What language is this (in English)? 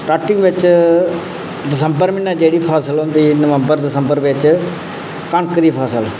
Dogri